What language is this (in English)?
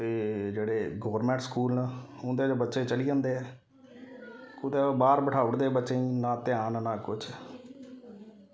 Dogri